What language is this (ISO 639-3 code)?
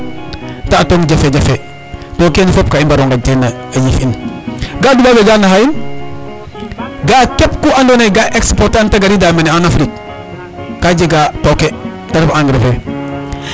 srr